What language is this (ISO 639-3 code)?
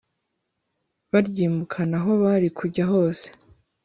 kin